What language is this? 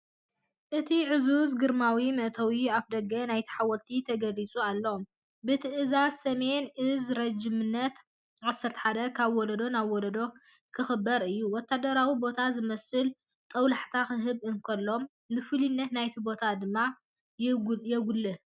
Tigrinya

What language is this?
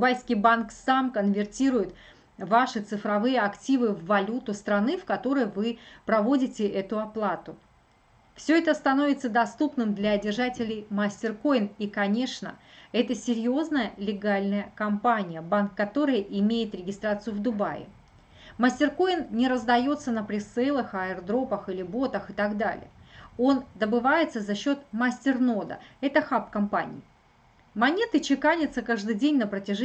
Russian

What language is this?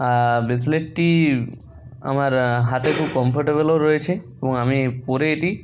Bangla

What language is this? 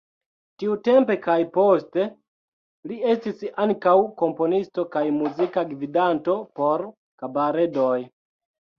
Esperanto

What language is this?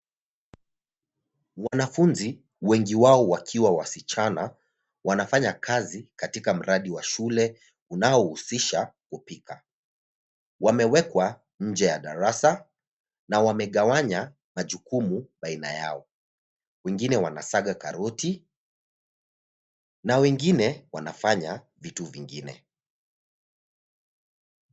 Swahili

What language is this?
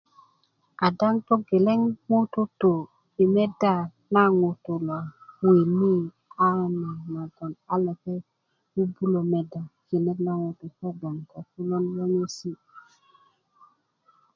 Kuku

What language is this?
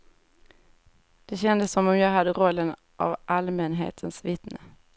Swedish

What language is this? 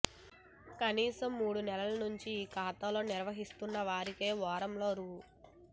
Telugu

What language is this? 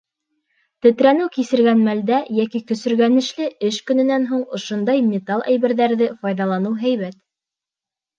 Bashkir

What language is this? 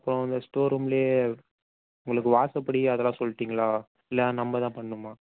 Tamil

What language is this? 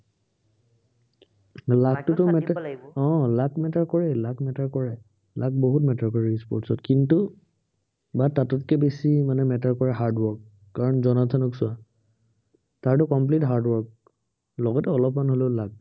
Assamese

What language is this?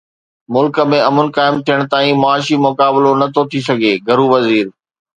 Sindhi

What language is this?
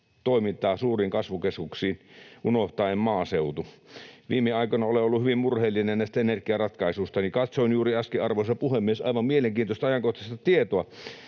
Finnish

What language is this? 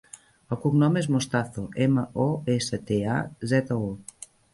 Catalan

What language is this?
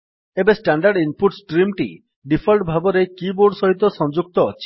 Odia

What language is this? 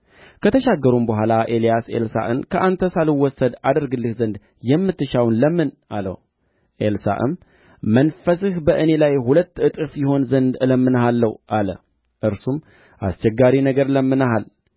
Amharic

